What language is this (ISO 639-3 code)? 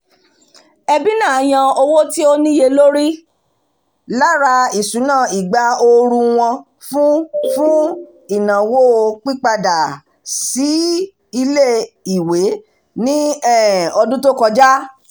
yor